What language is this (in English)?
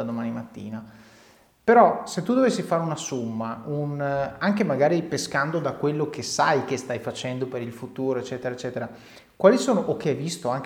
Italian